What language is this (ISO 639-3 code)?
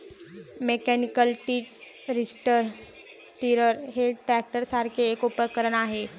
mar